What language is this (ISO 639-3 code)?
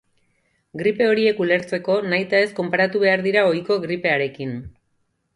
eus